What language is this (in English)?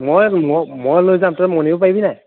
Assamese